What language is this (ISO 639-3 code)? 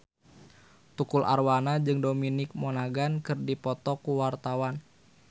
sun